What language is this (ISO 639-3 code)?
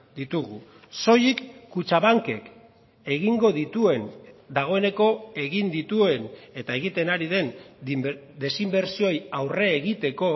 eus